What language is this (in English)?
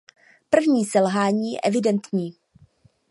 Czech